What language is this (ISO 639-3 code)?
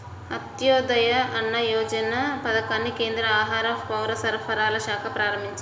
tel